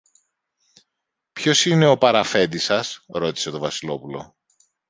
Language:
Greek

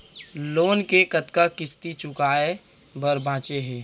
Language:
Chhattisgarhi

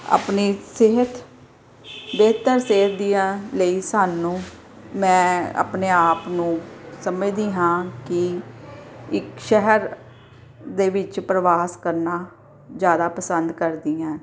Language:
Punjabi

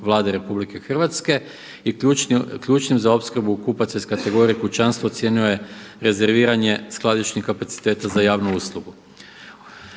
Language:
Croatian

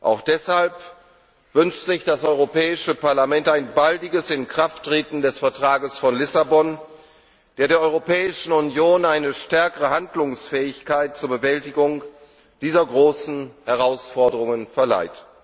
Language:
German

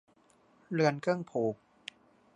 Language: Thai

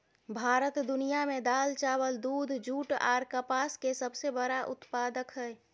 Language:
Maithili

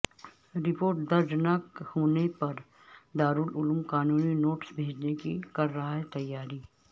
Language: Urdu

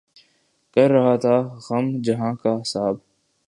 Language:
Urdu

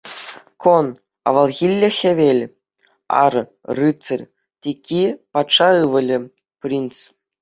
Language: Chuvash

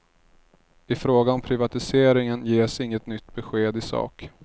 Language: Swedish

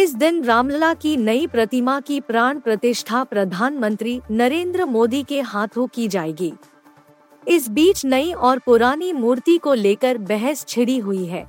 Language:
Hindi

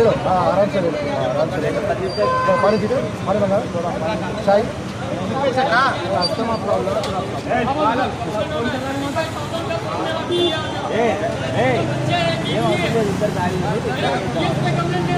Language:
Arabic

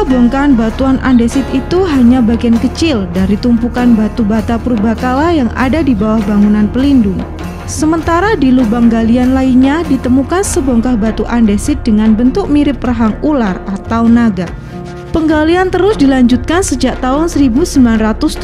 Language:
Indonesian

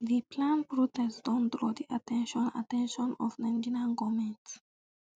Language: Nigerian Pidgin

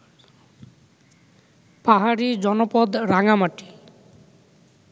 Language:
Bangla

